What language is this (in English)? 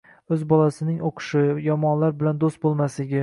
Uzbek